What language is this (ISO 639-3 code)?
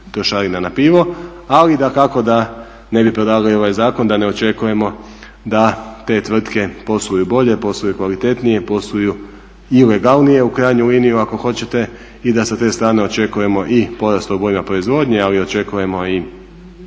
hrv